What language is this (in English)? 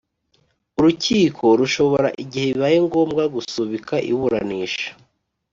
Kinyarwanda